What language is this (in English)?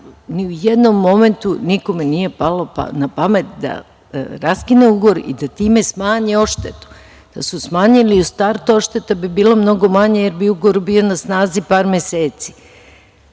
Serbian